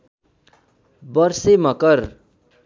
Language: Nepali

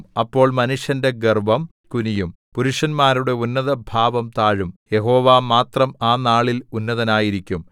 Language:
Malayalam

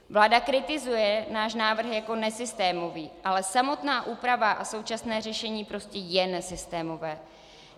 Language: Czech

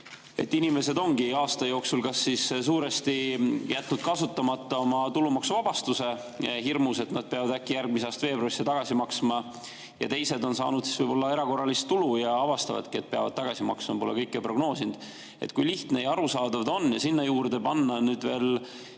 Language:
Estonian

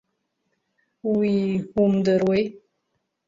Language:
Abkhazian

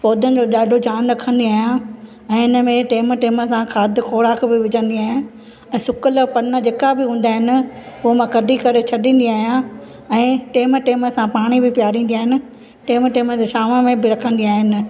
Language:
Sindhi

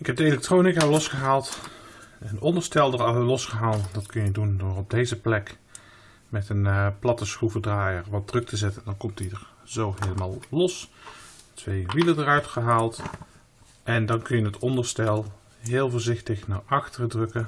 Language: Dutch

